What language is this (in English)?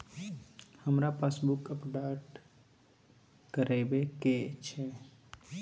Maithili